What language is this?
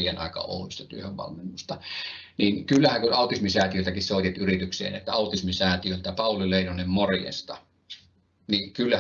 Finnish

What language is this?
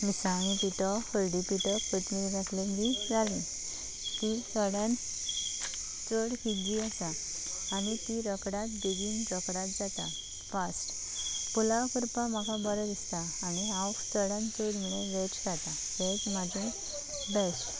Konkani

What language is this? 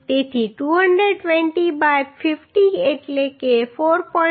Gujarati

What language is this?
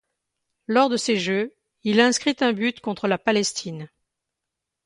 French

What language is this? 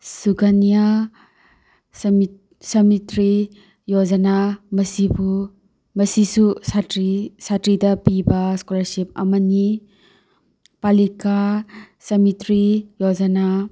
Manipuri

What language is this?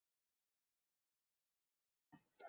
Uzbek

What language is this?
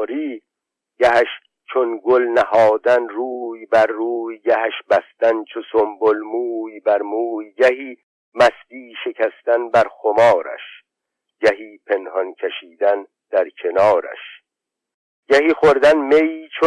Persian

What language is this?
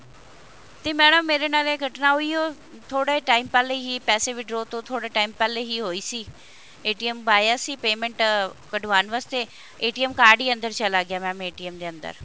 Punjabi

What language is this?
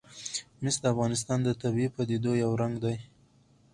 Pashto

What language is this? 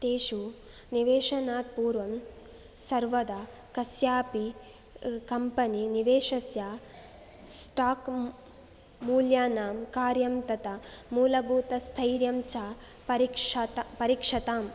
Sanskrit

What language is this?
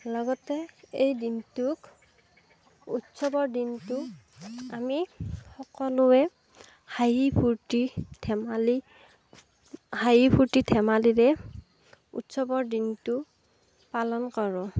Assamese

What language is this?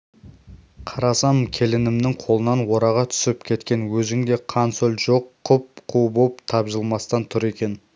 Kazakh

